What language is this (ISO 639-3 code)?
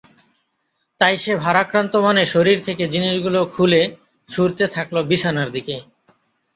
ben